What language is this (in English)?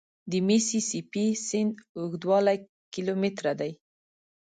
Pashto